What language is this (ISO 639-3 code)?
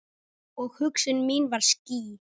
isl